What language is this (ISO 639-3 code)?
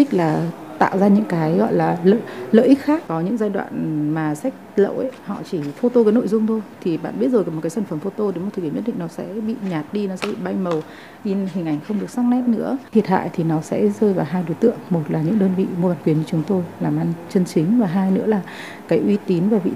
vie